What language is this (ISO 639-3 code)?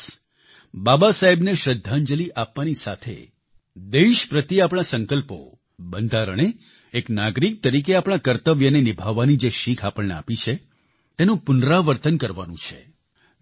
guj